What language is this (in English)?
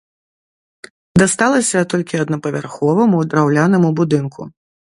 Belarusian